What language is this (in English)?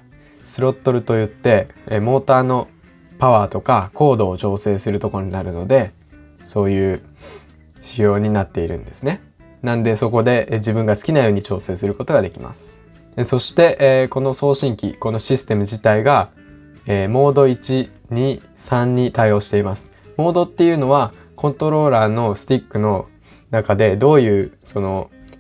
Japanese